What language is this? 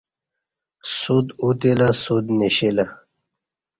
Kati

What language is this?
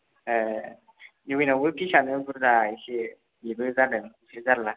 Bodo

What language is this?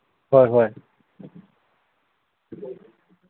Manipuri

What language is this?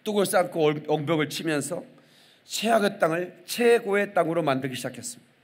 Korean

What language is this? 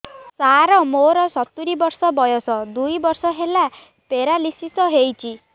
Odia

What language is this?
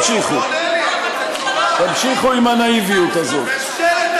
Hebrew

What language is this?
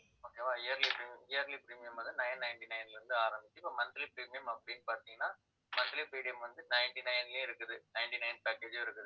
Tamil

